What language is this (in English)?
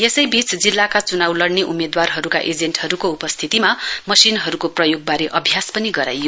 Nepali